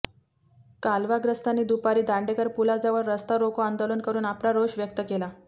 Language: Marathi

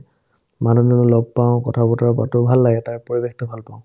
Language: Assamese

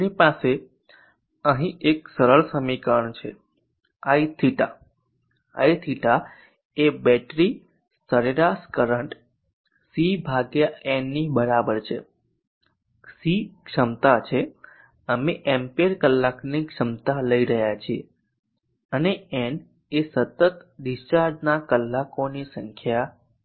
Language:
Gujarati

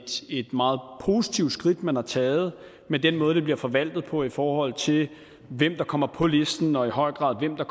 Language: Danish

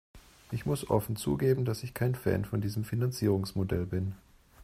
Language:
German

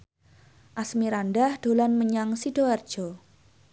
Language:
Javanese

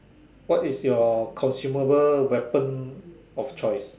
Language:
English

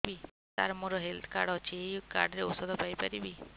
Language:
Odia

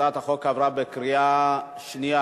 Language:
Hebrew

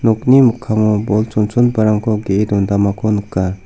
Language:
Garo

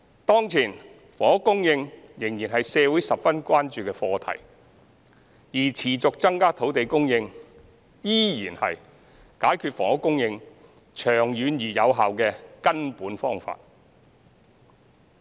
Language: Cantonese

